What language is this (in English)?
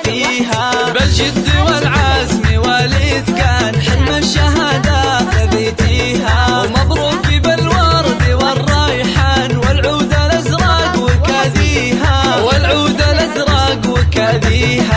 Arabic